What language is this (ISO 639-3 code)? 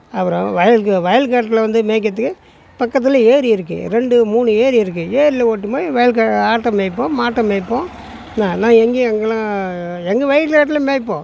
tam